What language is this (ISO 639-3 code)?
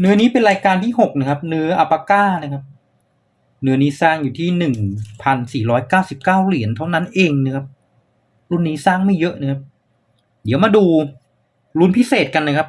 tha